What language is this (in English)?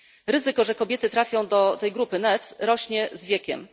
Polish